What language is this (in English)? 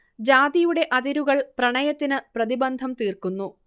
Malayalam